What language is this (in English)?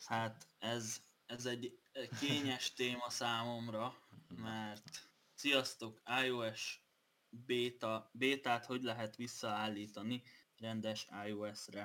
Hungarian